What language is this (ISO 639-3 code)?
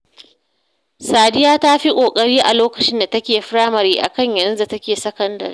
hau